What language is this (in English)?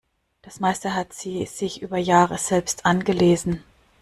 German